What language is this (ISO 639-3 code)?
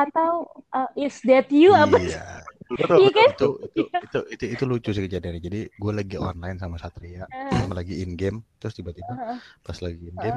ind